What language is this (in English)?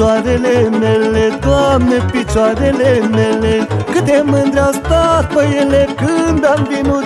Romanian